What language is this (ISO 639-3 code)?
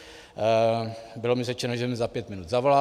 ces